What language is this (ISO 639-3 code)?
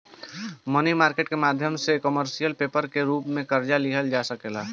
bho